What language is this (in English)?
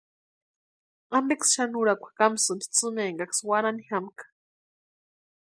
Western Highland Purepecha